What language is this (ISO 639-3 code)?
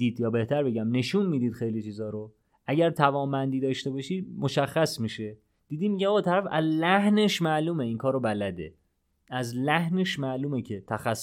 fas